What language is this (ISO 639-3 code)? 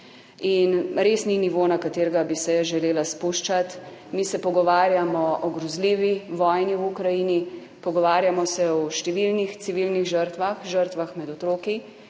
slv